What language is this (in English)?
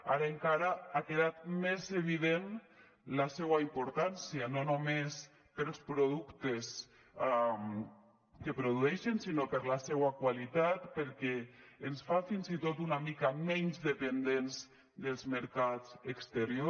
Catalan